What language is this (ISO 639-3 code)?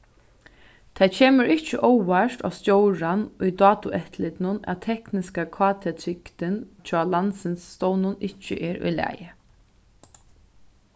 fao